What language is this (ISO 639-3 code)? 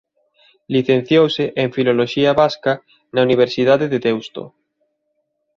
glg